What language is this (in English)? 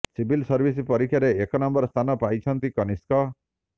Odia